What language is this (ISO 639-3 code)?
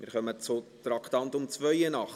gsw